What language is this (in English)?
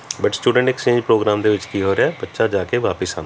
Punjabi